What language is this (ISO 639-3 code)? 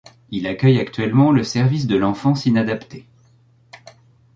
fra